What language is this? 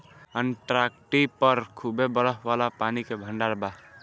Bhojpuri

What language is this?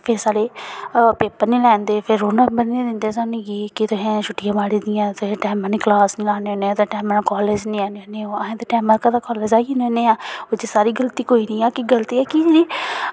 Dogri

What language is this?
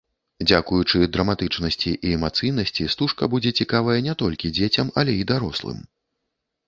Belarusian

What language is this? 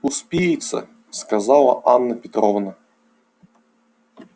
Russian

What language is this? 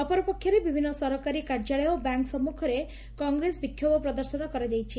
Odia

